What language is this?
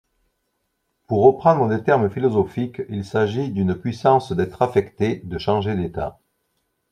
French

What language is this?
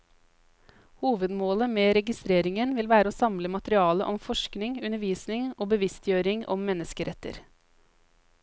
Norwegian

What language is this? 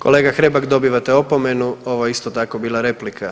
Croatian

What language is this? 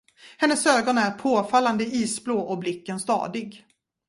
Swedish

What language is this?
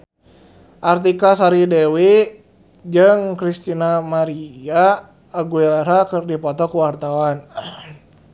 Sundanese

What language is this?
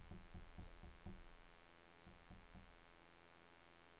Norwegian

